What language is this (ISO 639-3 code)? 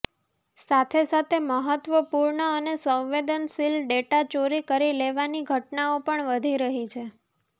guj